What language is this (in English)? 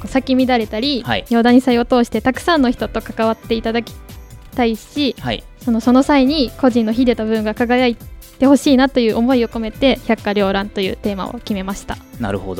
Japanese